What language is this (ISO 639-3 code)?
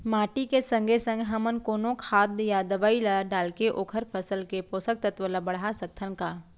hne